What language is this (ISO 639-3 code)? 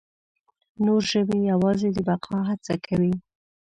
pus